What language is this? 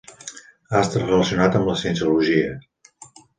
Catalan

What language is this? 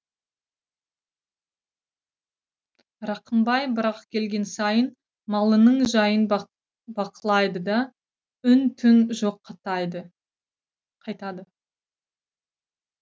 Kazakh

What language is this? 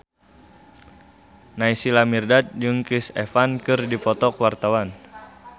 Sundanese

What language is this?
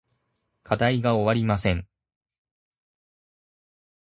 Japanese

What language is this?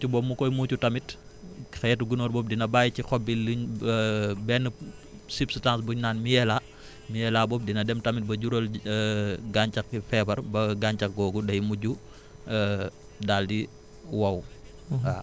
Wolof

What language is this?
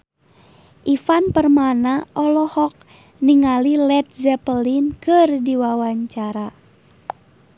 Sundanese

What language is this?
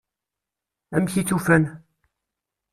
Kabyle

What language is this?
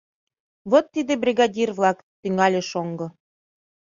Mari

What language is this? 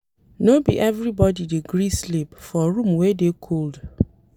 Nigerian Pidgin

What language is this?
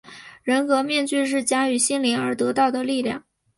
Chinese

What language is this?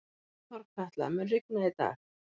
Icelandic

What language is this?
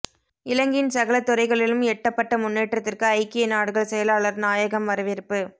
Tamil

